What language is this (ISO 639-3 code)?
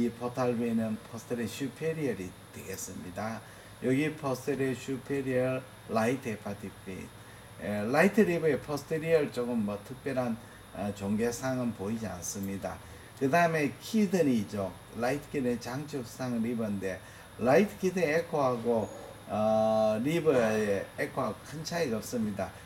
kor